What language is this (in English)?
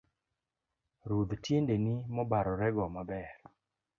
Luo (Kenya and Tanzania)